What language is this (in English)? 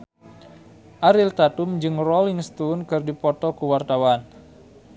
Sundanese